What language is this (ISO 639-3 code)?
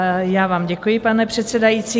ces